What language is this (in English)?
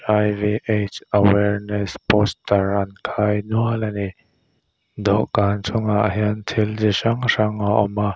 Mizo